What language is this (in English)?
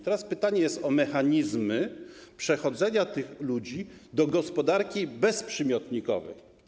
Polish